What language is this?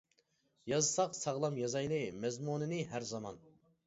Uyghur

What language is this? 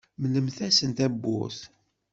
Kabyle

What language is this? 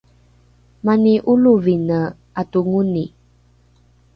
Rukai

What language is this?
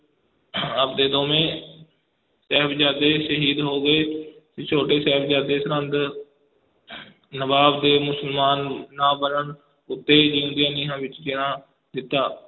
Punjabi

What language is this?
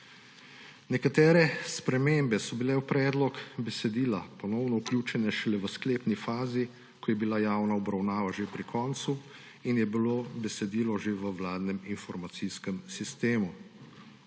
Slovenian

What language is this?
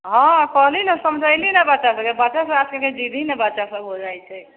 Maithili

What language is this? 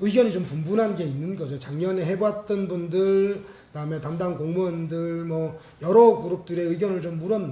Korean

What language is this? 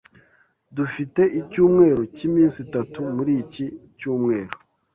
Kinyarwanda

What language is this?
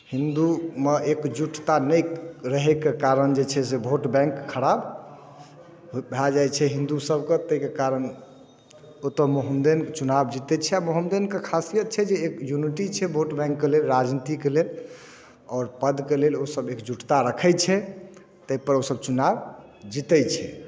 Maithili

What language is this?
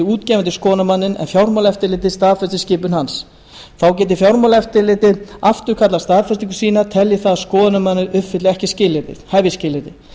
Icelandic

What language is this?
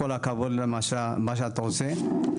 Hebrew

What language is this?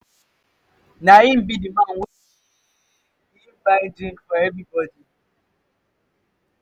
Nigerian Pidgin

